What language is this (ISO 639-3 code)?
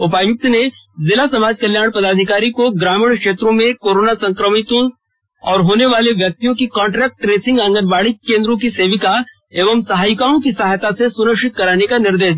hin